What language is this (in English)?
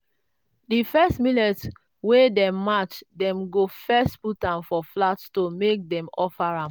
Nigerian Pidgin